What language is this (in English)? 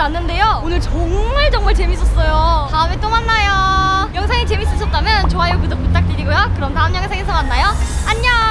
Korean